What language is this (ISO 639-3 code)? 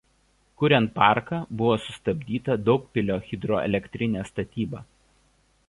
lit